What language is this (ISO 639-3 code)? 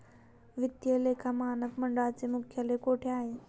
mar